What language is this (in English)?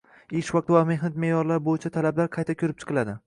Uzbek